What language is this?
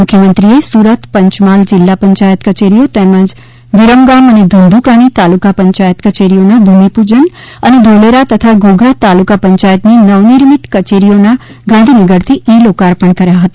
Gujarati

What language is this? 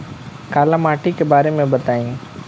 Bhojpuri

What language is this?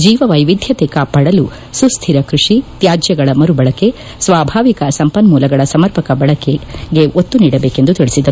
Kannada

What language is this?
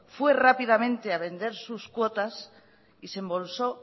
Spanish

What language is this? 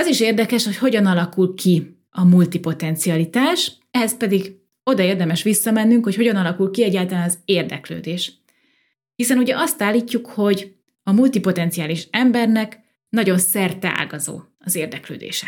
Hungarian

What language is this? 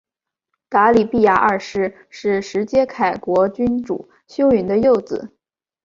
Chinese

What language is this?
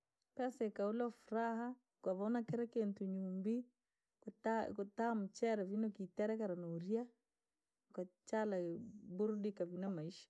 Langi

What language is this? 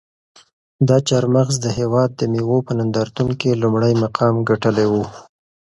Pashto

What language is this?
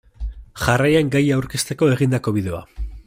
Basque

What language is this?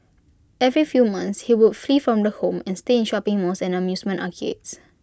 English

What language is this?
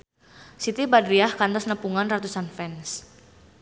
Sundanese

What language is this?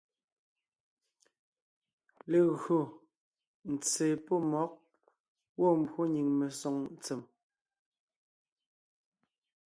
Ngiemboon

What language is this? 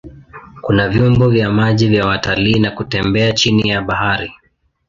Swahili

